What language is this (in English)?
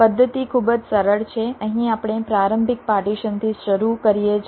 Gujarati